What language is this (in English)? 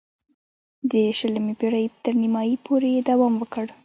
Pashto